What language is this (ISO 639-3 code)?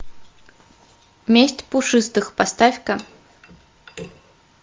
rus